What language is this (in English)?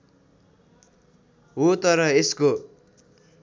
Nepali